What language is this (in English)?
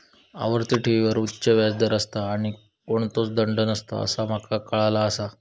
Marathi